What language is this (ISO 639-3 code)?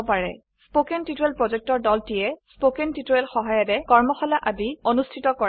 asm